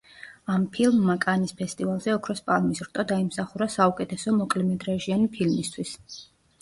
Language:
Georgian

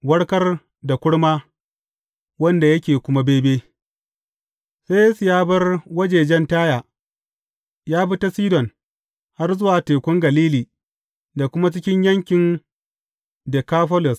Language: Hausa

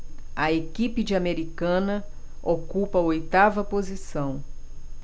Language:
Portuguese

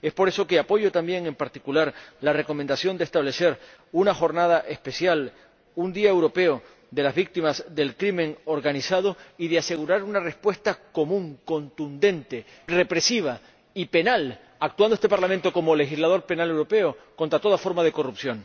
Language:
Spanish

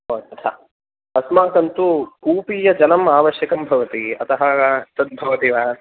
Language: Sanskrit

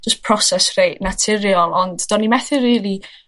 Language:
Welsh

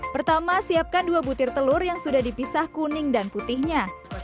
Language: Indonesian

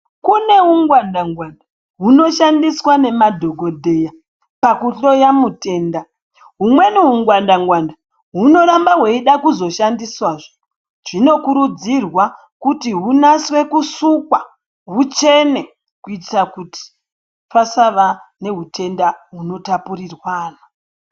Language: Ndau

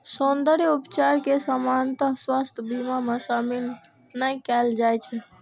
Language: Maithili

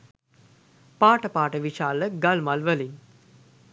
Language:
Sinhala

